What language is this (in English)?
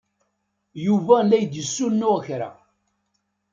Kabyle